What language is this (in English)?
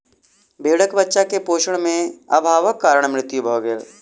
Maithili